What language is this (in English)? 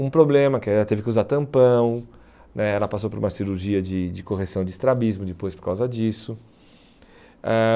Portuguese